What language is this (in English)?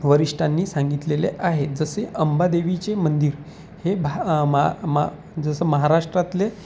Marathi